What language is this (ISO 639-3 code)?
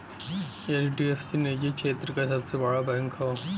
bho